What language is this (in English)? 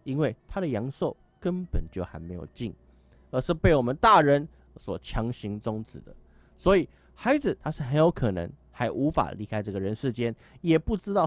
Chinese